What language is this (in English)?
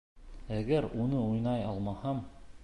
Bashkir